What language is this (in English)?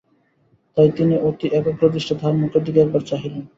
Bangla